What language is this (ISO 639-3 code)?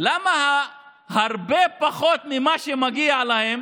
heb